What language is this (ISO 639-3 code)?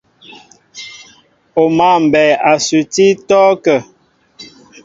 mbo